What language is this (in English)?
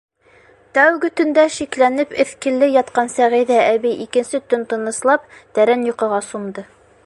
Bashkir